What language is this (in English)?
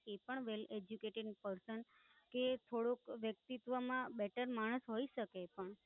Gujarati